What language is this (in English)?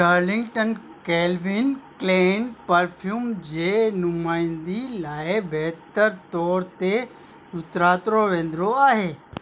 Sindhi